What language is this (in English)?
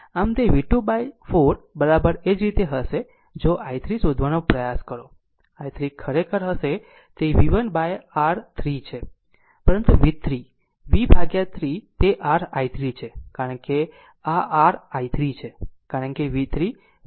Gujarati